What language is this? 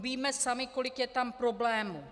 Czech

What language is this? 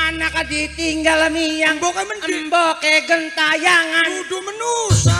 Indonesian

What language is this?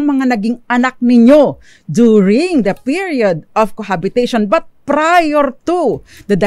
Filipino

